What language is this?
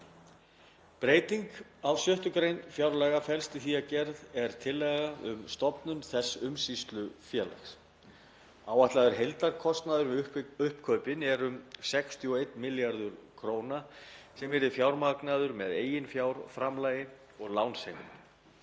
Icelandic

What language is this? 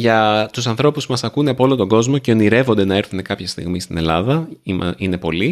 Greek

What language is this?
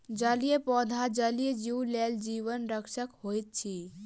Maithili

